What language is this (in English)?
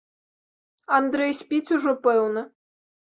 Belarusian